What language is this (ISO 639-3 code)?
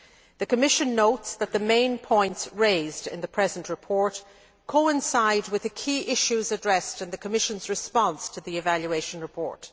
eng